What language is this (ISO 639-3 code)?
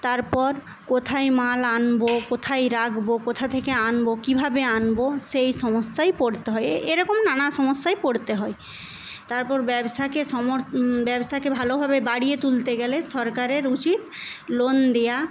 ben